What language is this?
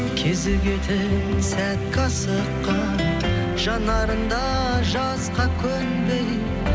Kazakh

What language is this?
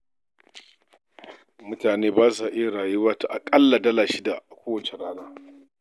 Hausa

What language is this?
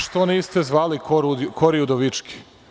Serbian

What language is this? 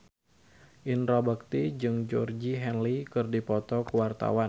Sundanese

